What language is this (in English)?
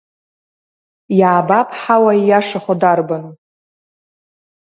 Abkhazian